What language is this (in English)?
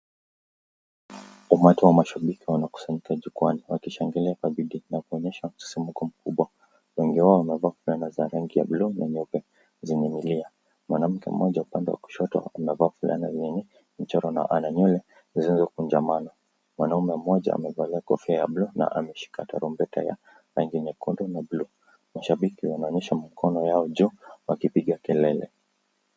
Swahili